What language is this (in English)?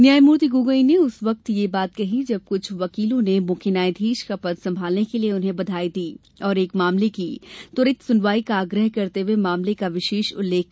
Hindi